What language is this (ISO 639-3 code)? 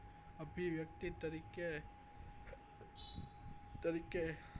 guj